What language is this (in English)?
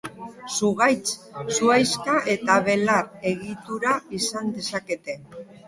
Basque